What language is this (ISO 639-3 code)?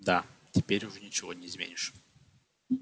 rus